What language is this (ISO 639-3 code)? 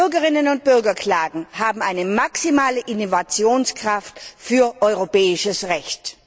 deu